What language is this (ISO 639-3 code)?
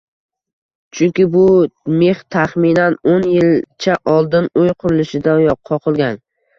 uzb